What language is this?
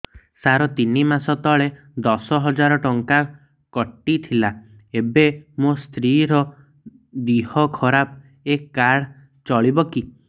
Odia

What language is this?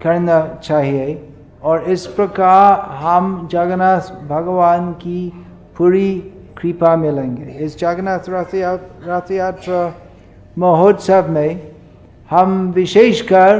Hindi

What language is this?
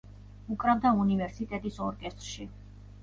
Georgian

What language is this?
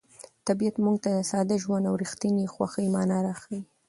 Pashto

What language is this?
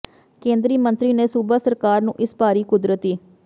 Punjabi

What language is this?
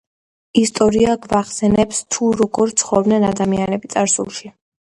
Georgian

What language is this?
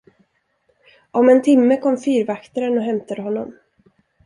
Swedish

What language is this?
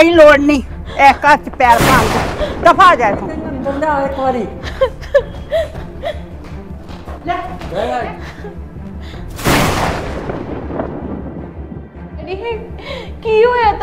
Punjabi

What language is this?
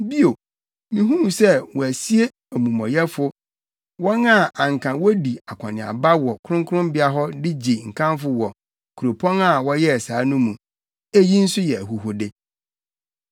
Akan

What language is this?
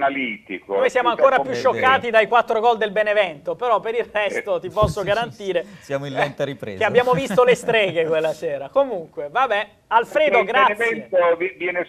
Italian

